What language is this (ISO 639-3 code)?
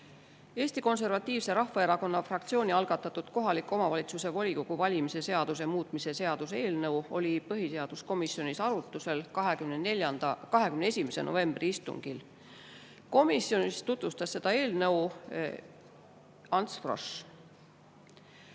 est